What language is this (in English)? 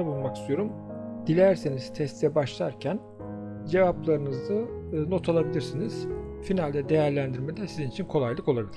Turkish